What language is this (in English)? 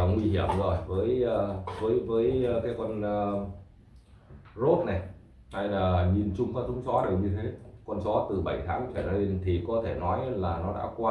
Vietnamese